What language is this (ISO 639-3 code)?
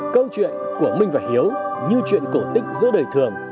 vie